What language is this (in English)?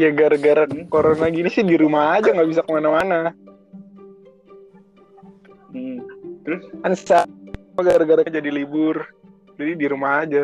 Indonesian